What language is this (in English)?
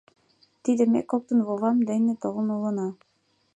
Mari